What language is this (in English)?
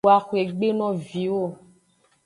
Aja (Benin)